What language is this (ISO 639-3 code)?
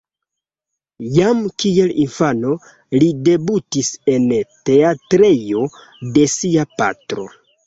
epo